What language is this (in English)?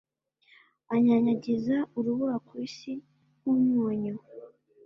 Kinyarwanda